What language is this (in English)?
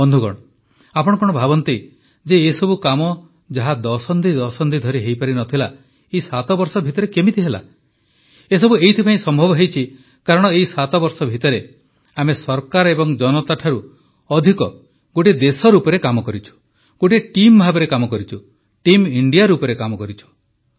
Odia